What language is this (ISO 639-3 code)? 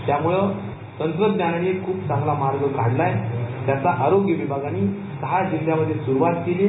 mar